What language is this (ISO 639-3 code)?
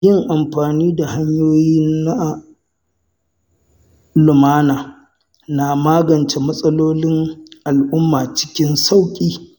hau